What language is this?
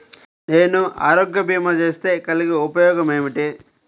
Telugu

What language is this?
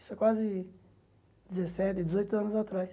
Portuguese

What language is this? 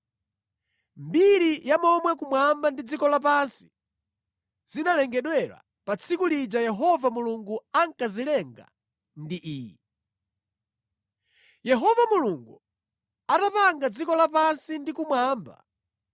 Nyanja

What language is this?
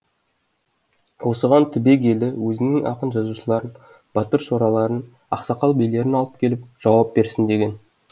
Kazakh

